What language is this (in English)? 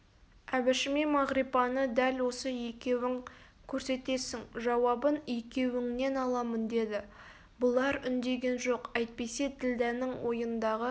Kazakh